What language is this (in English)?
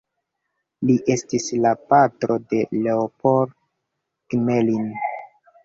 Esperanto